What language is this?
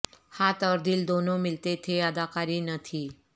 Urdu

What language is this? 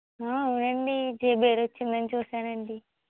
Telugu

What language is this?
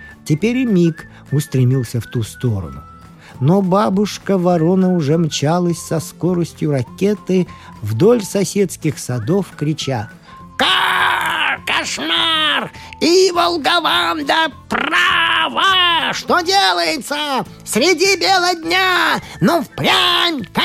Russian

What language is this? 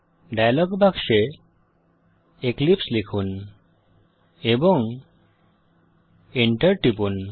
Bangla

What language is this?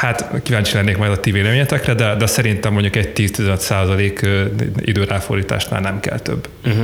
Hungarian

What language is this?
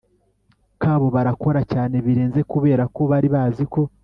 Kinyarwanda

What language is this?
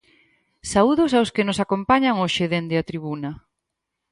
Galician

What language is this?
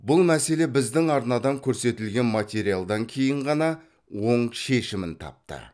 Kazakh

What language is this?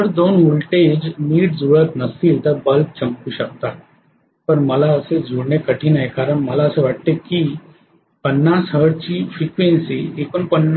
Marathi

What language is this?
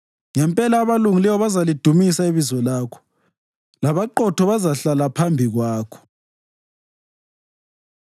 North Ndebele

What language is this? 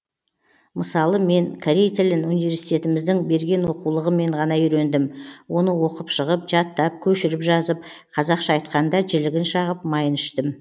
Kazakh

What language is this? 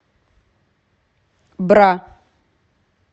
Russian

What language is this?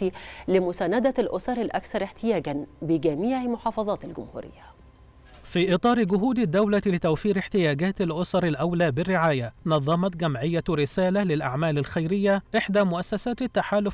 Arabic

